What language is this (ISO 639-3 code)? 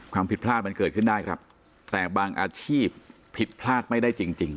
tha